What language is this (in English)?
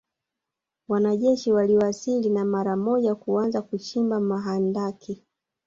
Swahili